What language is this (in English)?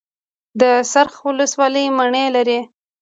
Pashto